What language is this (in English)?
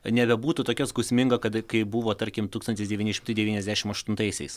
Lithuanian